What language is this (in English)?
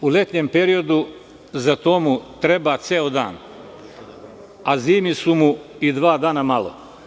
Serbian